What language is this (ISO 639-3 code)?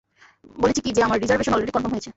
ben